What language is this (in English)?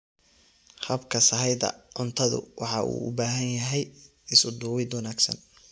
Somali